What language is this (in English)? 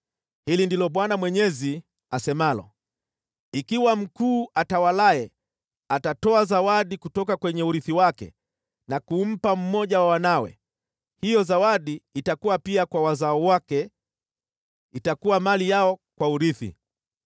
Swahili